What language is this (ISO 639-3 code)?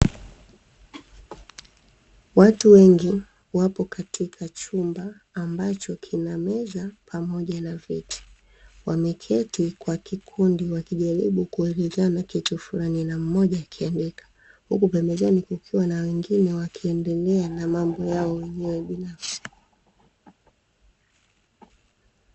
swa